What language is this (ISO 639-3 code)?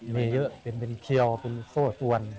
tha